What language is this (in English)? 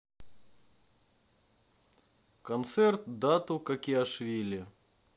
Russian